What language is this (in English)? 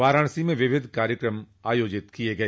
Hindi